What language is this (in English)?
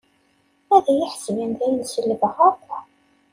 Kabyle